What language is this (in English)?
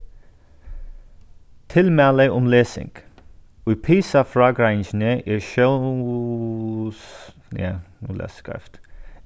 Faroese